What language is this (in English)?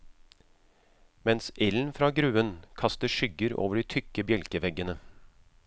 Norwegian